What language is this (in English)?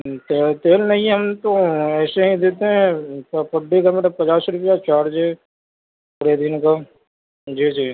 Urdu